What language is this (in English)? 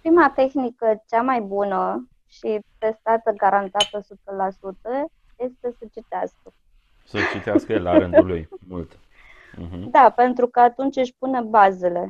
Romanian